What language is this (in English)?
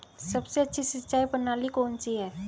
Hindi